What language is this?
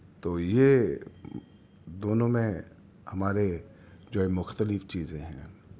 Urdu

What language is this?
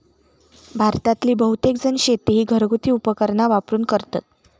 Marathi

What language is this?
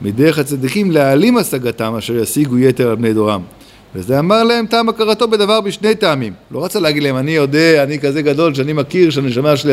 Hebrew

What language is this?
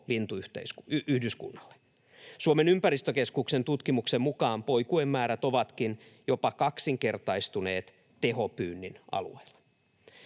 Finnish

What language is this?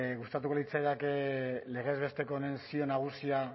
Basque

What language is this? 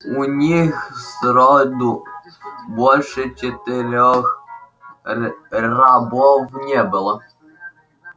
Russian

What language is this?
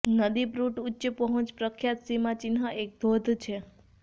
Gujarati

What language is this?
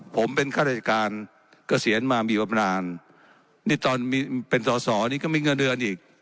Thai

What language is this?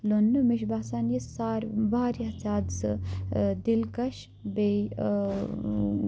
Kashmiri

